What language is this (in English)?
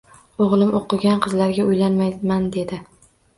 Uzbek